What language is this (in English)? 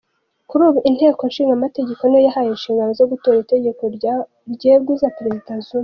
Kinyarwanda